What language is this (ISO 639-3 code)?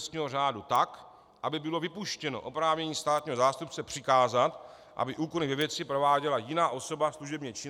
ces